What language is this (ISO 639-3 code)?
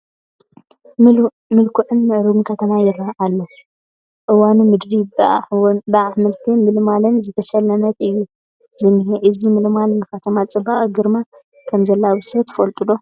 tir